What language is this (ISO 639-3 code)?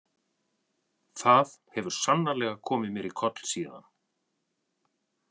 isl